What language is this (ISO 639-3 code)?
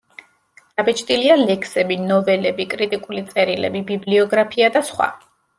kat